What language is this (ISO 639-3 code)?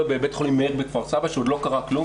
heb